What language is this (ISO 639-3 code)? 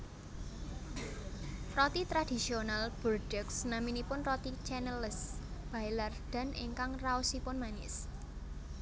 jav